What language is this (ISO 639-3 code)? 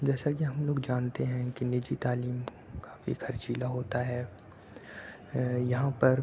urd